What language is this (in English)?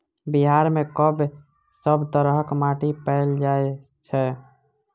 Maithili